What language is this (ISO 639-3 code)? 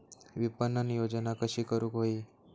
mar